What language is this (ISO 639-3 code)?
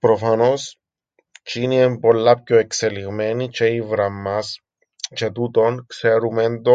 ell